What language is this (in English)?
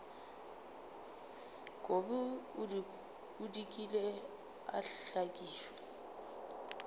Northern Sotho